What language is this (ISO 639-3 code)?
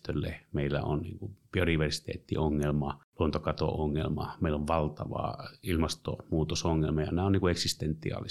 fin